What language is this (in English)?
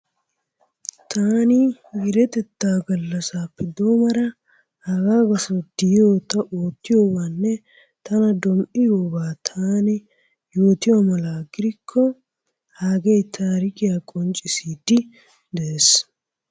Wolaytta